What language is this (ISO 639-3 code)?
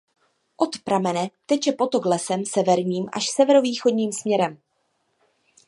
ces